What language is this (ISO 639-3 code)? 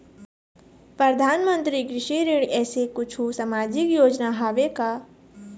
hne